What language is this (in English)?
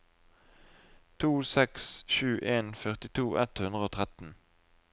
Norwegian